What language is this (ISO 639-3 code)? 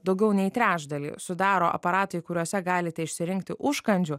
lit